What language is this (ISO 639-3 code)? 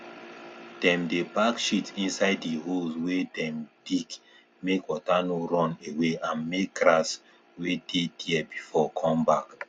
pcm